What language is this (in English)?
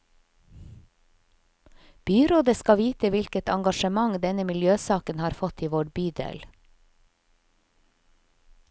Norwegian